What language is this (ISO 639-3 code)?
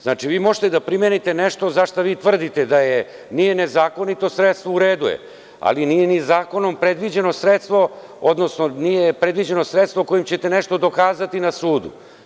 srp